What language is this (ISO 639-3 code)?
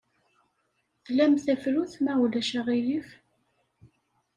kab